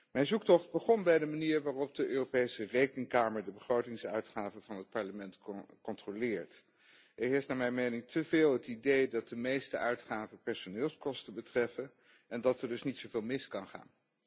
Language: Dutch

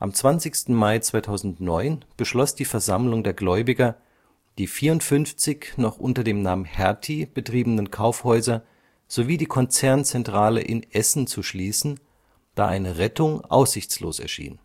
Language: German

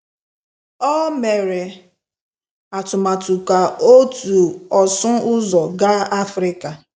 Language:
Igbo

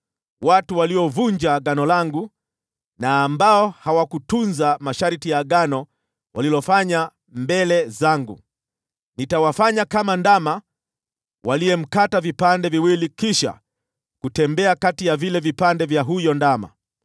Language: Swahili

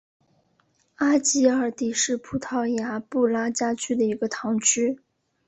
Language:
Chinese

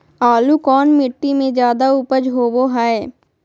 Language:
Magahi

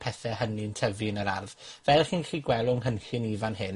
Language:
Welsh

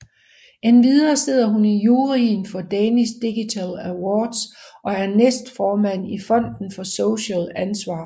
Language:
Danish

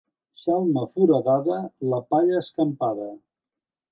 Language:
Catalan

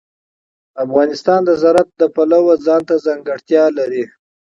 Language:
Pashto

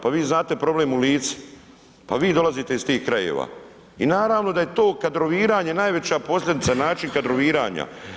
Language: Croatian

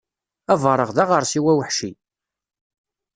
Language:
Kabyle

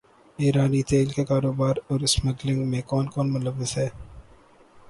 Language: Urdu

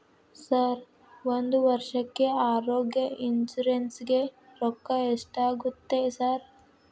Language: Kannada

